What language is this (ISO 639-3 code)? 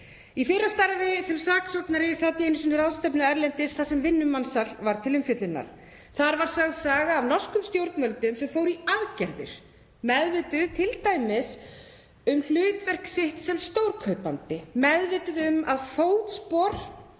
isl